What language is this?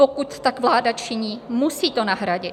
Czech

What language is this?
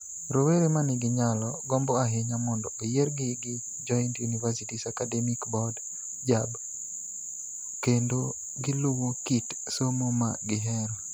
Luo (Kenya and Tanzania)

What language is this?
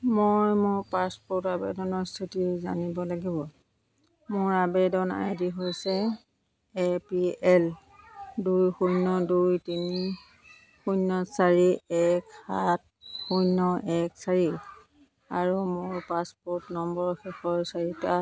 Assamese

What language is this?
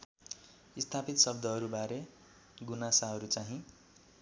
Nepali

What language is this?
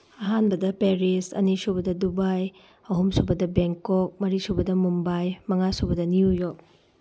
Manipuri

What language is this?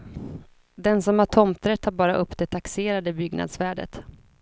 Swedish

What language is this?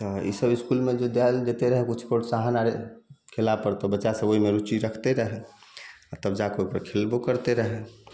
Maithili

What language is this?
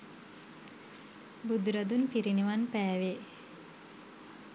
Sinhala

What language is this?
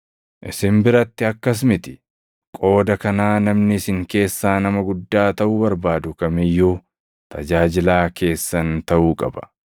Oromo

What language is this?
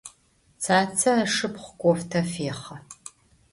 Adyghe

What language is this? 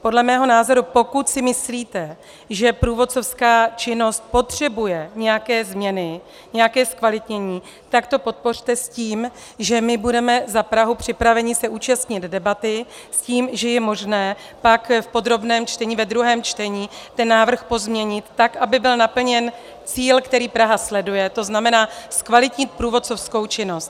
Czech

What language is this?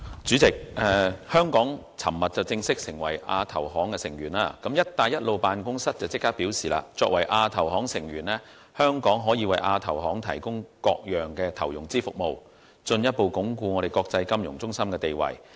Cantonese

